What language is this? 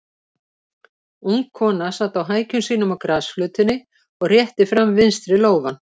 Icelandic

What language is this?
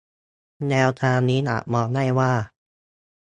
Thai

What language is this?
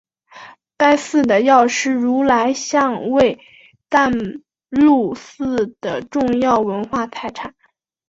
Chinese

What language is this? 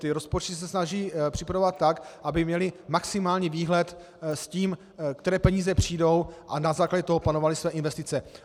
Czech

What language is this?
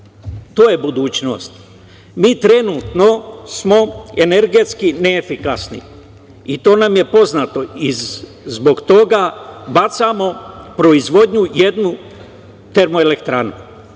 Serbian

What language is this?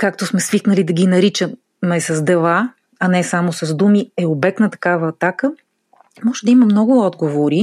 Bulgarian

